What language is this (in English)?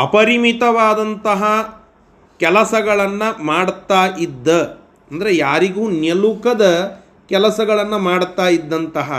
Kannada